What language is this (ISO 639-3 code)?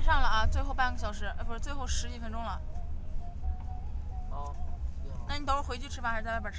zho